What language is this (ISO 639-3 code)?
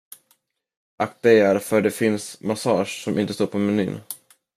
swe